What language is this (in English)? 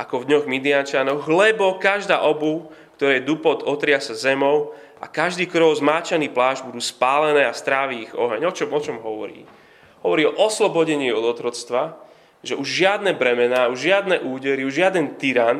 Slovak